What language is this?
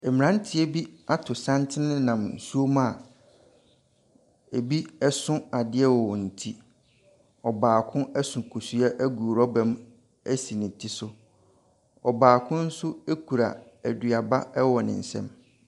Akan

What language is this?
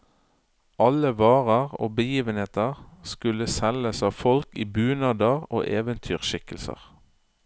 Norwegian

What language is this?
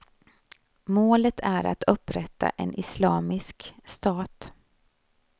Swedish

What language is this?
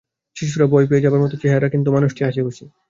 Bangla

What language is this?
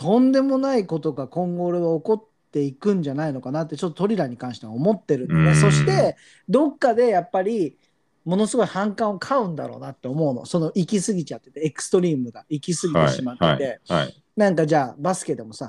Japanese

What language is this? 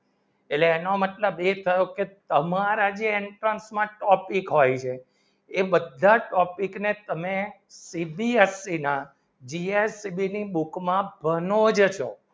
Gujarati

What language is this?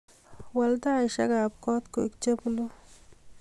Kalenjin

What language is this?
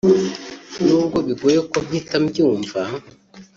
Kinyarwanda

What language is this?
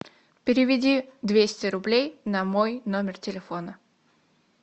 Russian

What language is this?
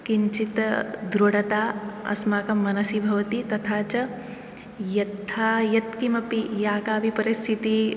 Sanskrit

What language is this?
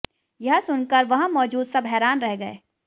Hindi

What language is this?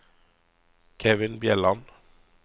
Norwegian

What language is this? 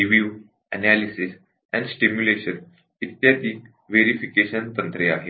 Marathi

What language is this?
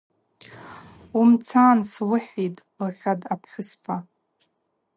Abaza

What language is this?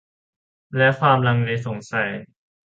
Thai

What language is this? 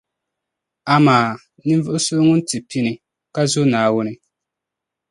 Dagbani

